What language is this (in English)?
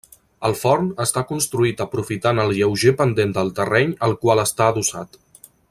Catalan